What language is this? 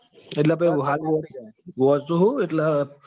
Gujarati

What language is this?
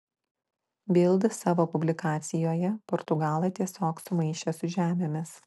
Lithuanian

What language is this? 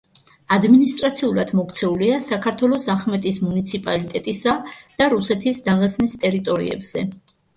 Georgian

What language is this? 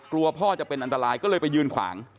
Thai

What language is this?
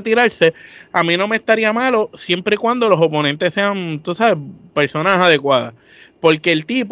Spanish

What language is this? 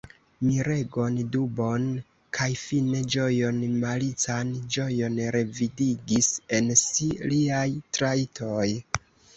Esperanto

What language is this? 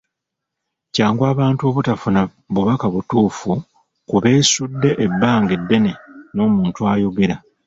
Ganda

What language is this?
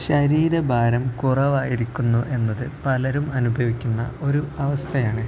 Malayalam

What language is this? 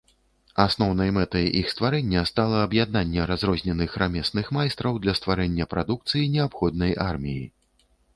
Belarusian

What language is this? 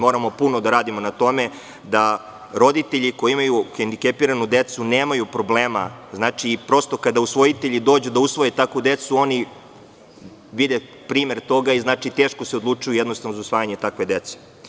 Serbian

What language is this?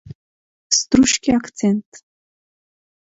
Macedonian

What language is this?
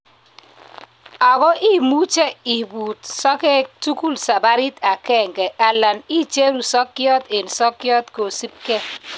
Kalenjin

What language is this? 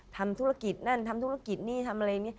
Thai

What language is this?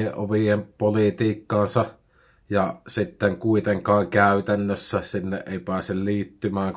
Finnish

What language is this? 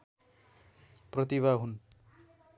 Nepali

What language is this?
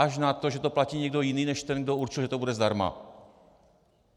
Czech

